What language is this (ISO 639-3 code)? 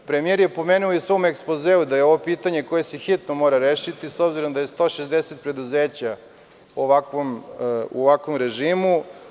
srp